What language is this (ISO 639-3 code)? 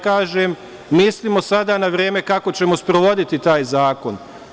srp